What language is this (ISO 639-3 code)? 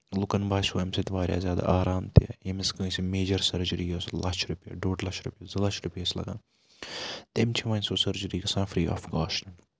kas